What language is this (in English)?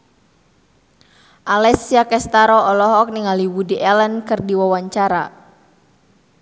Sundanese